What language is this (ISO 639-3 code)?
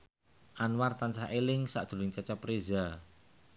jav